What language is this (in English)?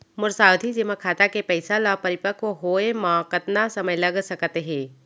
Chhattisgarhi